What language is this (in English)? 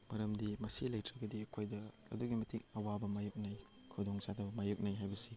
Manipuri